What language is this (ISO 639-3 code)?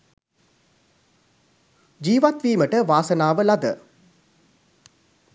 sin